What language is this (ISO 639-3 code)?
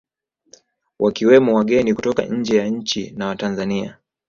swa